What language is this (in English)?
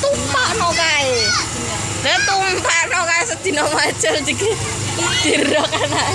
Indonesian